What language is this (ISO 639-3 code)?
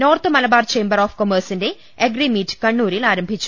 mal